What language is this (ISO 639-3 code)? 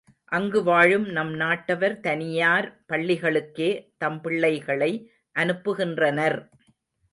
tam